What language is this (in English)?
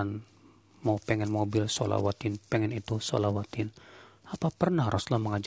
Indonesian